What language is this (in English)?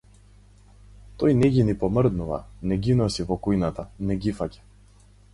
Macedonian